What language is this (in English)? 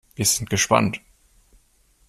German